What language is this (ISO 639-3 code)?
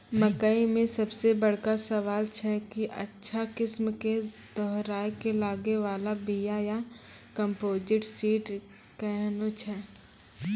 mai